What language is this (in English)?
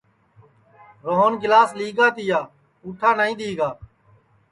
Sansi